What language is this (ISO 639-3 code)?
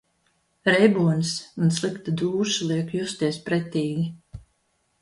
lav